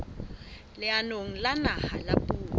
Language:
Southern Sotho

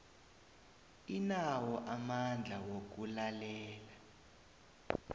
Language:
South Ndebele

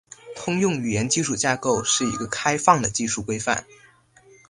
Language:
Chinese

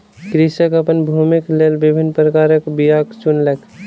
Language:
Maithili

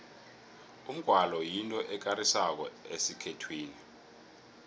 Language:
South Ndebele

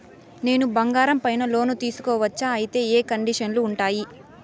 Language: Telugu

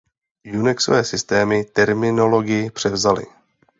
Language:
Czech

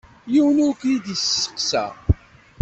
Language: Kabyle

